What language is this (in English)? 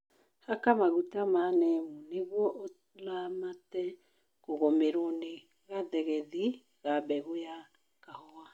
Kikuyu